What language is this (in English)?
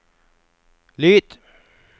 Norwegian